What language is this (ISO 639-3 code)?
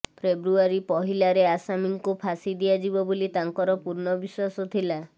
ori